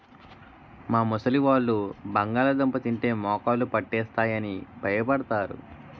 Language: Telugu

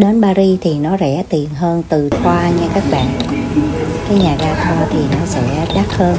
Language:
Vietnamese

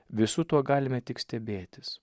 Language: Lithuanian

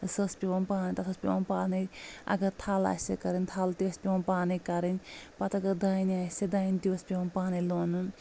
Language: Kashmiri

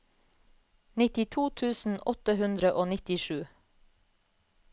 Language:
Norwegian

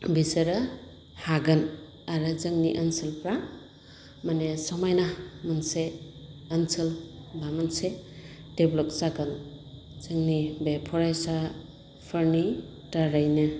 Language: Bodo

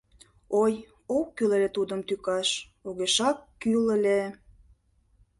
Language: Mari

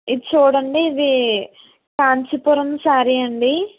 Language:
Telugu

